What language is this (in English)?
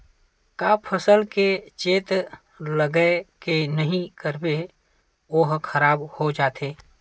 Chhattisgarhi